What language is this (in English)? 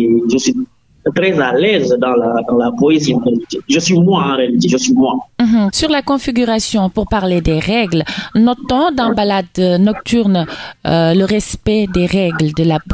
French